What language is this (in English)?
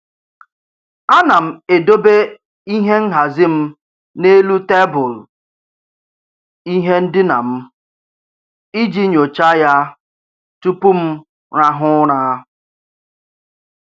Igbo